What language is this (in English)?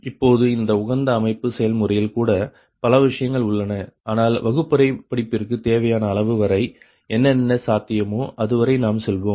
Tamil